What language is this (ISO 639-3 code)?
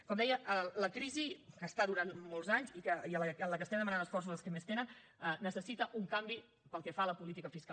cat